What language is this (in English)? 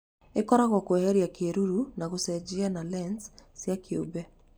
Kikuyu